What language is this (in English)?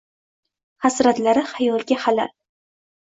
Uzbek